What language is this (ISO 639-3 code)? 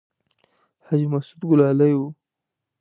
pus